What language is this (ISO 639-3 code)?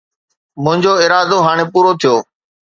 snd